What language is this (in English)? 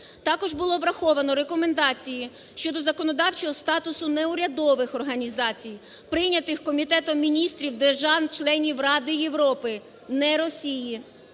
Ukrainian